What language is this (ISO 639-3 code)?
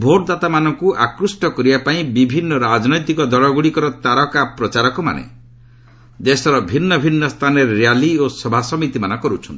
ori